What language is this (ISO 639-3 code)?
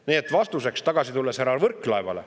est